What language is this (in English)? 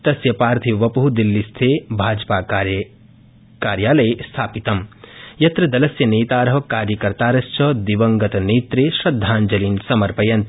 Sanskrit